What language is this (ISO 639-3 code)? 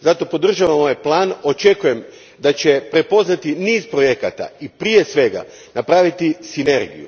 hrv